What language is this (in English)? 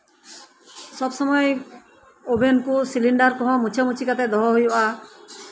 Santali